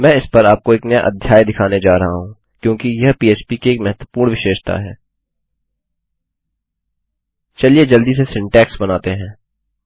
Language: Hindi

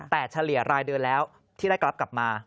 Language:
Thai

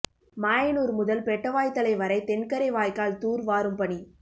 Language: Tamil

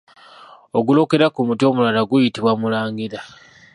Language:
Ganda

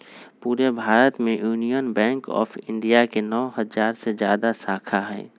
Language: Magahi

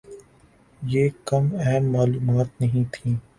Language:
Urdu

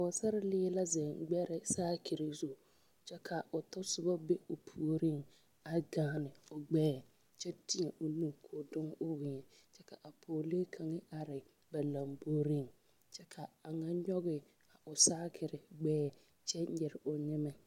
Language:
Southern Dagaare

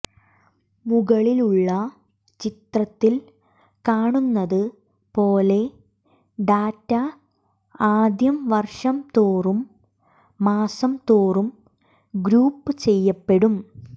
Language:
Malayalam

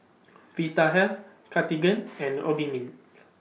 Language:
English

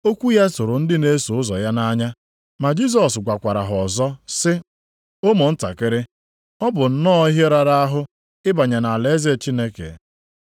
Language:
Igbo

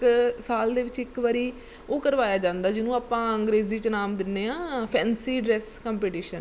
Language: Punjabi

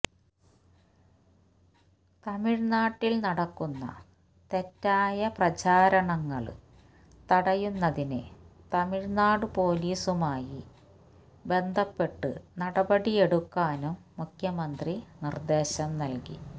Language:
Malayalam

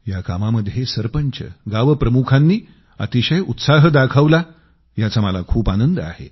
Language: Marathi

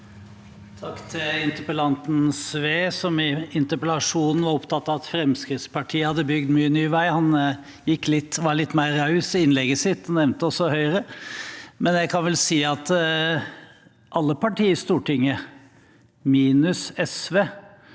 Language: Norwegian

